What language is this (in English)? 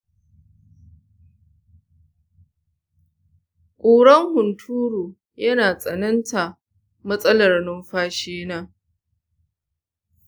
Hausa